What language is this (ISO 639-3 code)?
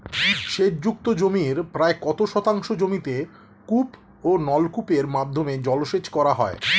ben